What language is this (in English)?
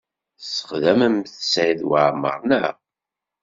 Kabyle